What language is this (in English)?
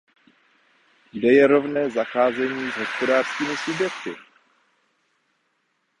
Czech